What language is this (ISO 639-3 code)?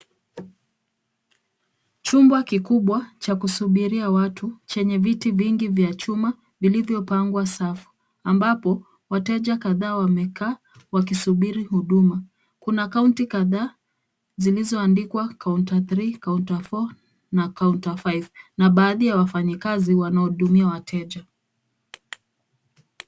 swa